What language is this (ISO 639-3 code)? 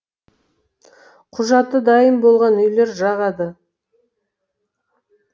kaz